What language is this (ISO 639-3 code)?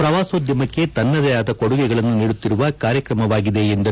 kan